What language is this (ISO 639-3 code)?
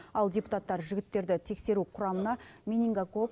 kaz